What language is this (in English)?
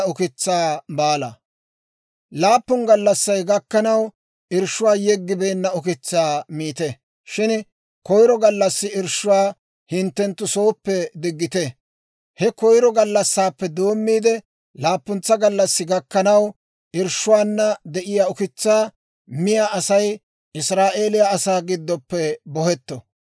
Dawro